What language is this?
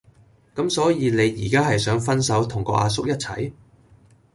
Cantonese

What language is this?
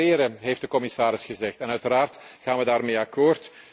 Dutch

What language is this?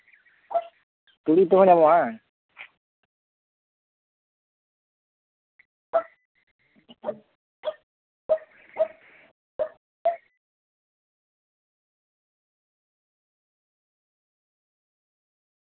Santali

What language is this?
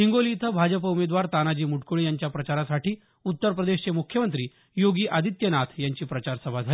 Marathi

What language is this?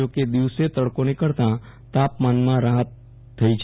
Gujarati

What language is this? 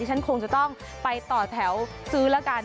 Thai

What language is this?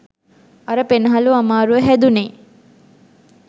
Sinhala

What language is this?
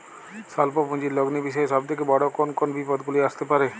Bangla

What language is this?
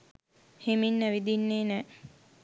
Sinhala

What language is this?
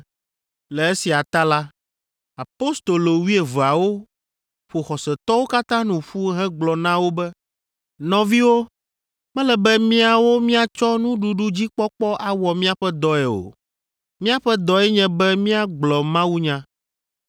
Ewe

